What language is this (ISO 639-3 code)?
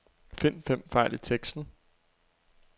dan